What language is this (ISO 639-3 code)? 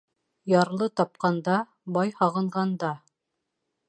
bak